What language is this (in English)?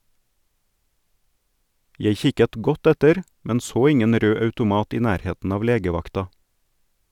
Norwegian